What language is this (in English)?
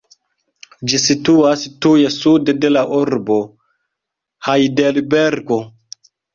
Esperanto